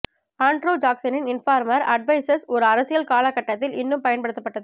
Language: Tamil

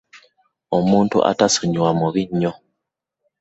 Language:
Ganda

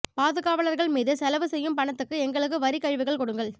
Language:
Tamil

